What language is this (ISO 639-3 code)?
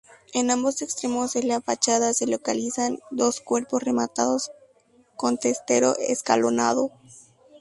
spa